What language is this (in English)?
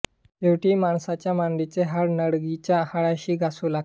Marathi